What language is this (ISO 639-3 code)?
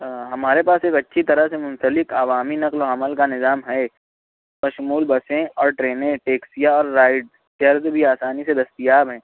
urd